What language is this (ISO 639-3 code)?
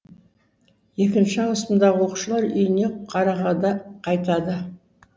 kaz